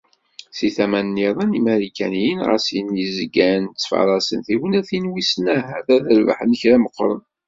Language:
Kabyle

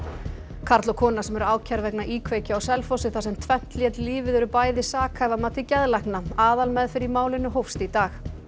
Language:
Icelandic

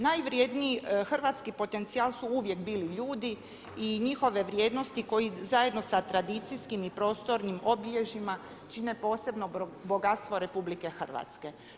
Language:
Croatian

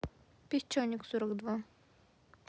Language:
Russian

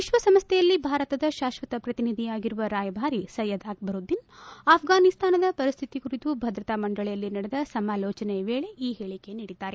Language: Kannada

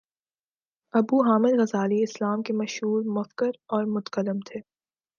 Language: Urdu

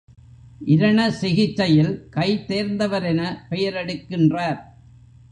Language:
Tamil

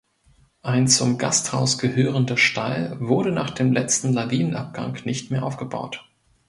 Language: German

